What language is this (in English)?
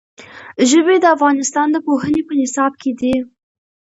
Pashto